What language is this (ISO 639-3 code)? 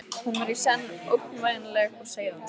isl